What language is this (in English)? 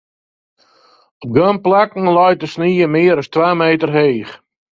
Western Frisian